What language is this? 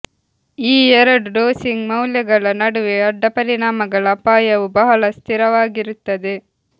Kannada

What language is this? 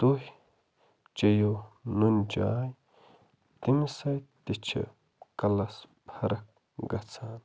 Kashmiri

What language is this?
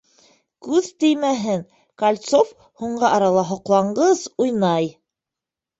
Bashkir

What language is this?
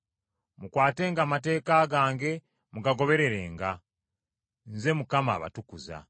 Ganda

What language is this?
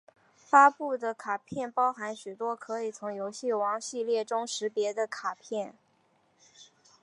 Chinese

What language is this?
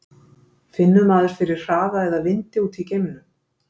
Icelandic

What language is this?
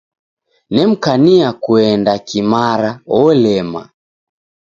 Taita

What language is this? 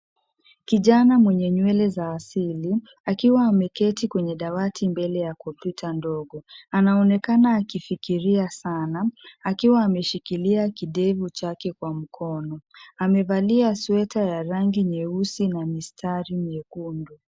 Swahili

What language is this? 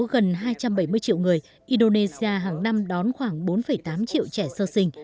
Vietnamese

